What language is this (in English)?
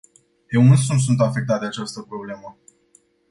Romanian